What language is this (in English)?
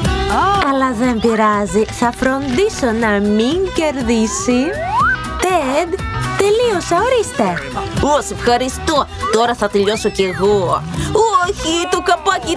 Greek